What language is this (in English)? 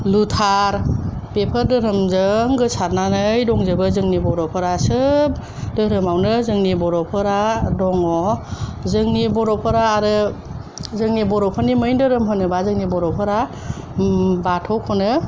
Bodo